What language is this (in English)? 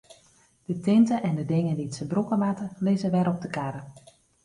Western Frisian